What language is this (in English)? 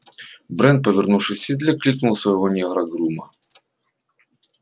Russian